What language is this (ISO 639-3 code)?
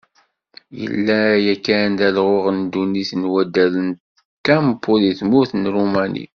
kab